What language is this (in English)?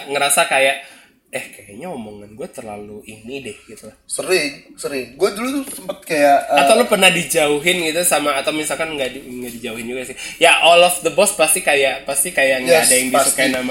Indonesian